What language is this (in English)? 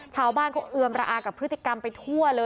Thai